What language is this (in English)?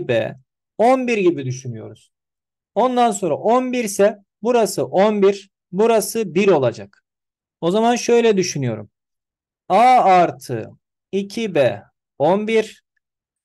Turkish